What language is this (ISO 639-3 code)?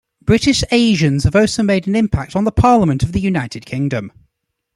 eng